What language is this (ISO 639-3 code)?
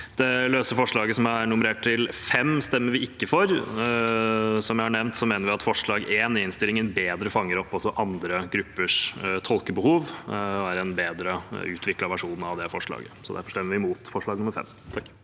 nor